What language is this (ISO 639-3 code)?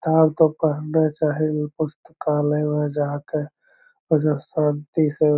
mag